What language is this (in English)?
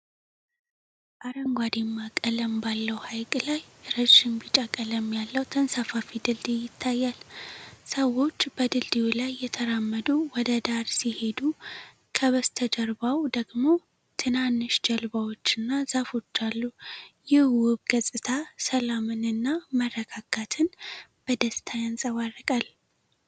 Amharic